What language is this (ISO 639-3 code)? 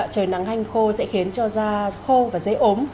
vie